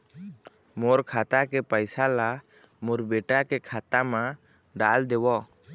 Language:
Chhattisgarhi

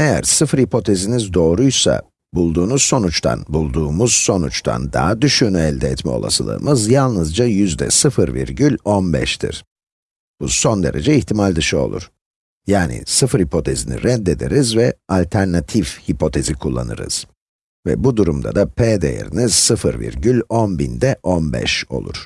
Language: Turkish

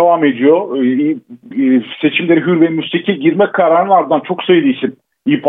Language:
Turkish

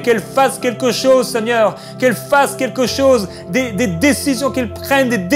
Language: French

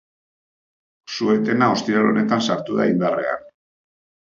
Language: Basque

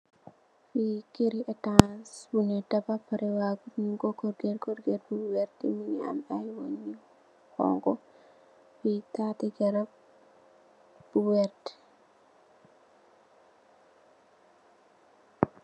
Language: Wolof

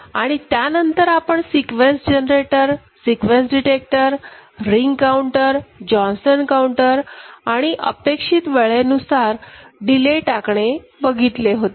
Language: Marathi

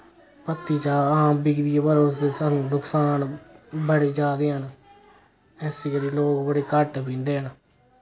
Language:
Dogri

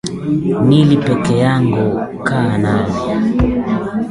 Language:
Swahili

